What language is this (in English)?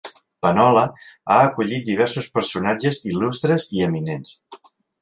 Catalan